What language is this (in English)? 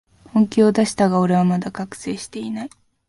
Japanese